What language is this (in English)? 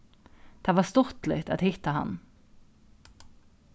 Faroese